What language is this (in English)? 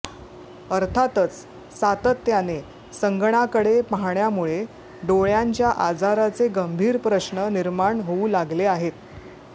Marathi